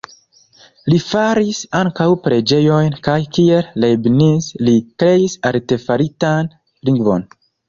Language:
Esperanto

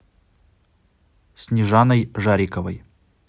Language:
Russian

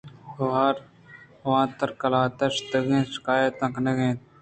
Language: Eastern Balochi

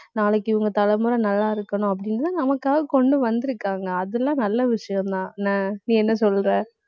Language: Tamil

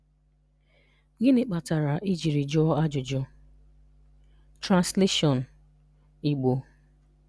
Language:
Igbo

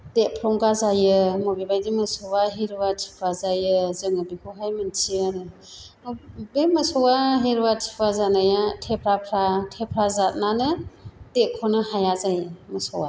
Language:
Bodo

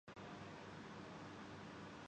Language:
Urdu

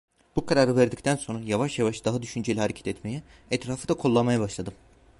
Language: Turkish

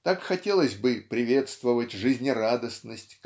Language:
Russian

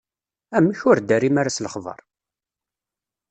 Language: Kabyle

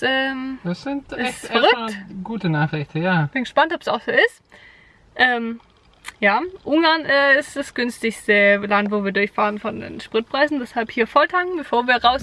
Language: German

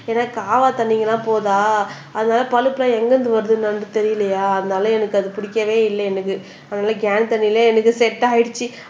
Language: Tamil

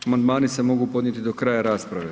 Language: Croatian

